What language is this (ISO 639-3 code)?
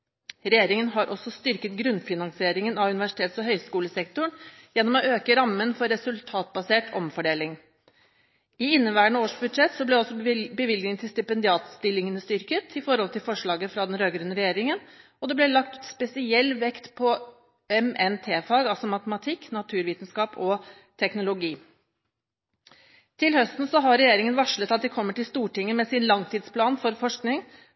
nob